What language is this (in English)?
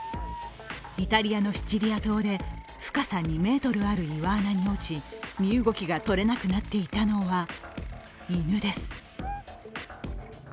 Japanese